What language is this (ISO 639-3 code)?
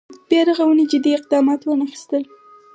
pus